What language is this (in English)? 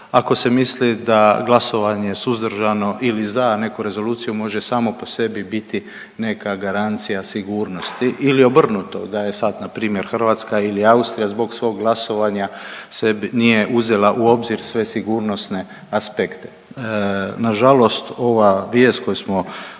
Croatian